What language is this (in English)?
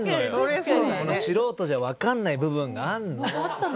Japanese